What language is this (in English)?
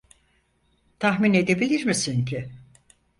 Turkish